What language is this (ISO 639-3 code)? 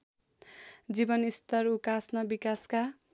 nep